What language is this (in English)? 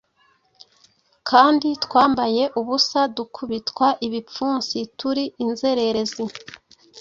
Kinyarwanda